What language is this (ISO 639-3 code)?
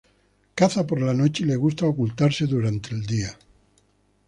spa